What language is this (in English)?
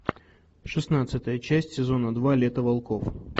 Russian